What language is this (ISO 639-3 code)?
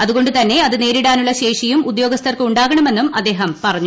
mal